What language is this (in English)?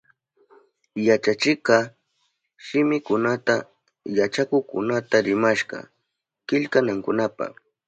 Southern Pastaza Quechua